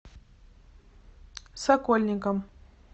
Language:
Russian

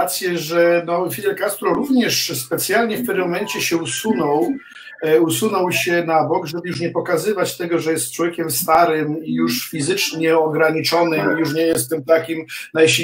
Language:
Polish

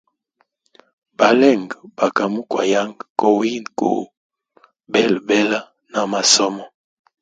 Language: Hemba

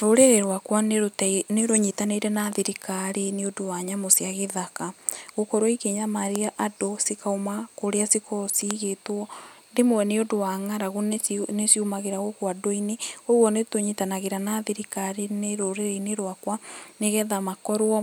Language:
Kikuyu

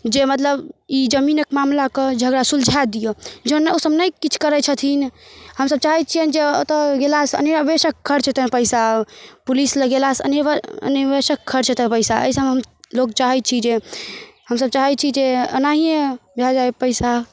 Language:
Maithili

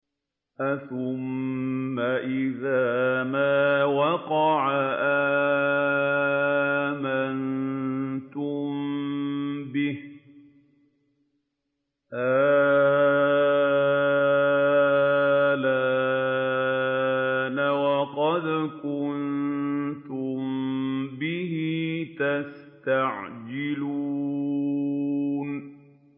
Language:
Arabic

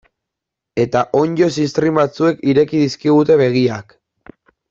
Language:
Basque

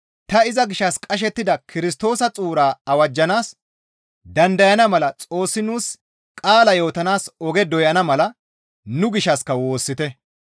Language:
Gamo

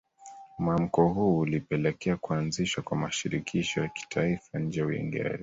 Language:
Swahili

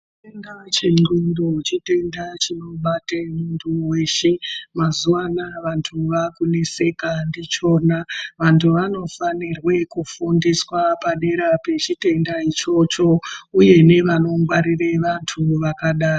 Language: Ndau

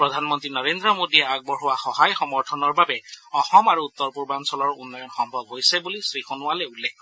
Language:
Assamese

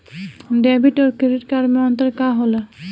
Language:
Bhojpuri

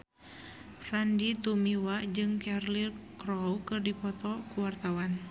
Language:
Sundanese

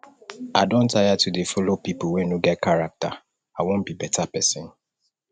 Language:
Nigerian Pidgin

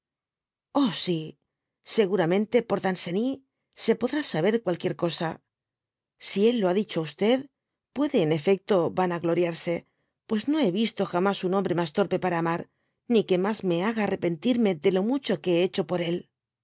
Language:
Spanish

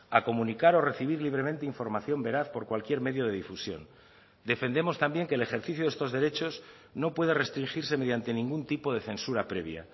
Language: Spanish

